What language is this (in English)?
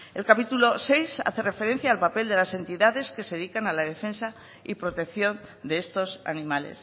Spanish